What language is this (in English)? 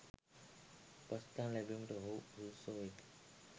Sinhala